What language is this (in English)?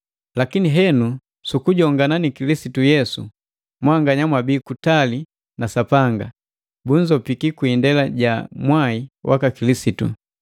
Matengo